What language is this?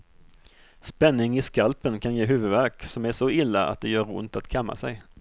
Swedish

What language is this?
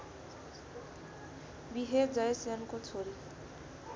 Nepali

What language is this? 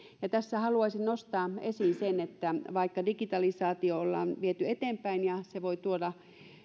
Finnish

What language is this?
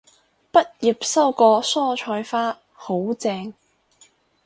Cantonese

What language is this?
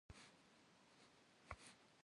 Kabardian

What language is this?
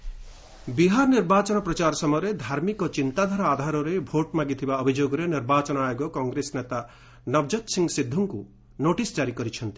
Odia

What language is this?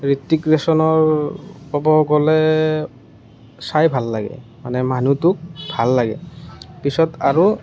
Assamese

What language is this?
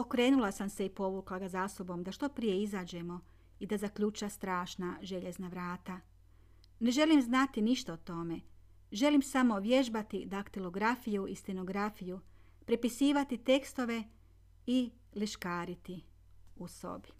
Croatian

